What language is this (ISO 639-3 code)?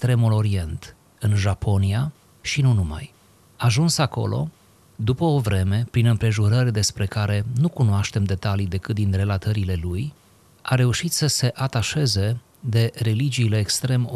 ron